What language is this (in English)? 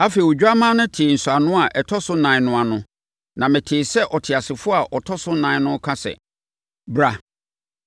Akan